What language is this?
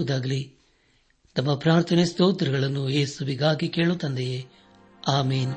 Kannada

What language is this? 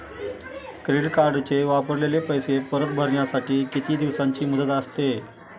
Marathi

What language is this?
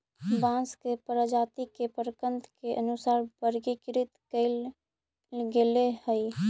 Magahi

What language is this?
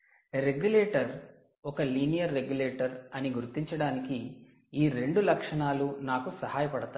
Telugu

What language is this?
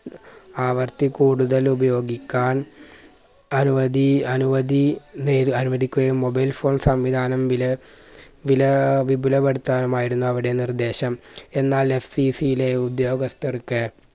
Malayalam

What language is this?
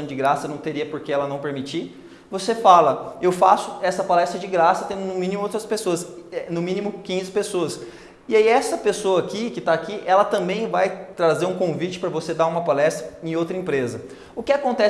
Portuguese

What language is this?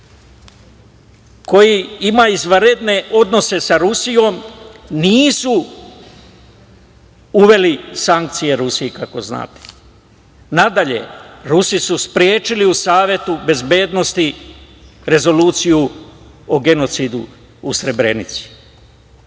Serbian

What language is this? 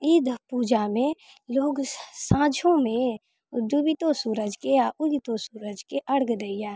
Maithili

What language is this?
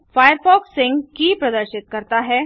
Hindi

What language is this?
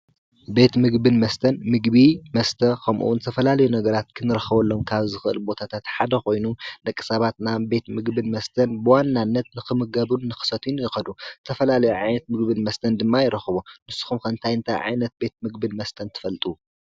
Tigrinya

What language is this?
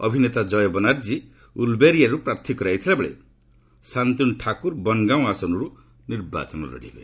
Odia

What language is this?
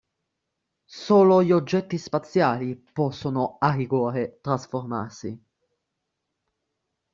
Italian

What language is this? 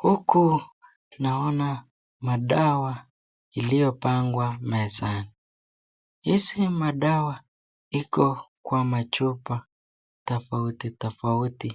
Swahili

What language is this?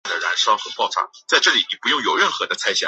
Chinese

